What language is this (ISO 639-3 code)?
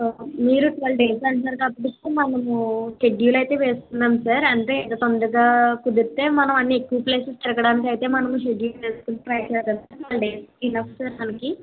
tel